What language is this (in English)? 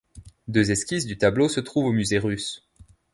French